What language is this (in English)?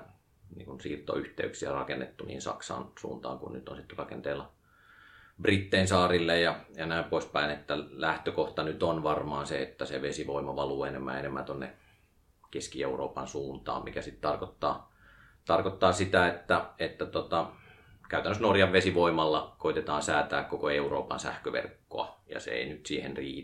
Finnish